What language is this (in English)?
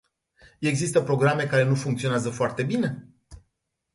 Romanian